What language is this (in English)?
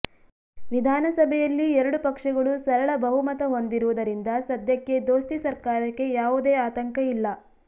Kannada